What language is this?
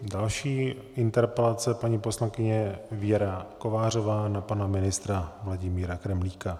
Czech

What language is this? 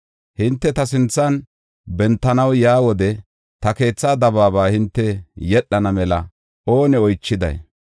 Gofa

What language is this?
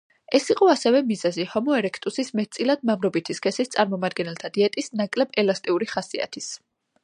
Georgian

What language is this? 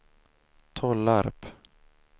Swedish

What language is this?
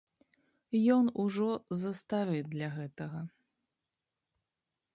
Belarusian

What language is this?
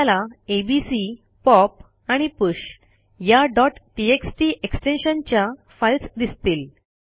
Marathi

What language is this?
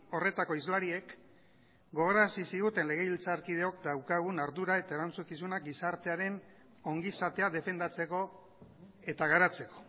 Basque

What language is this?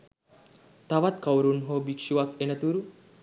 Sinhala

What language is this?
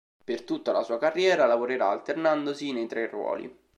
Italian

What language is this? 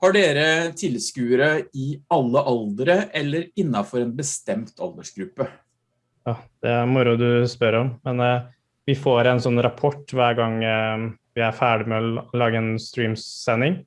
Norwegian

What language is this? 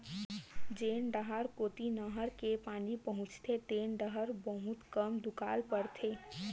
Chhattisgarhi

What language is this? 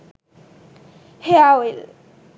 Sinhala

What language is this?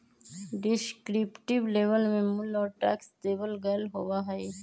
Magahi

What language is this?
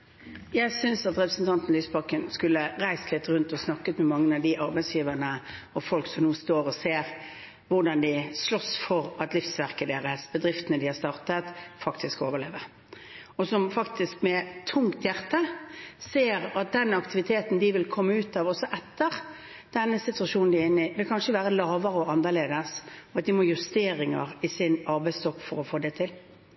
Norwegian Bokmål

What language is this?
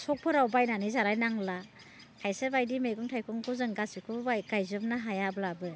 Bodo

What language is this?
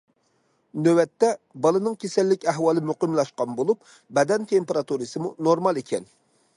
Uyghur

